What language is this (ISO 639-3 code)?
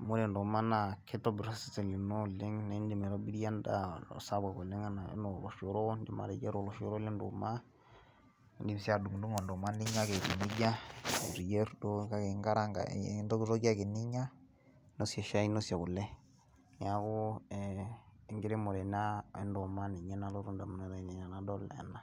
mas